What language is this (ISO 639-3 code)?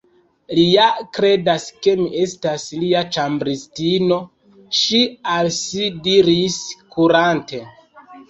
epo